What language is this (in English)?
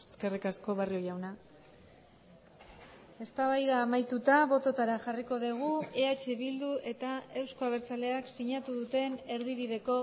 Basque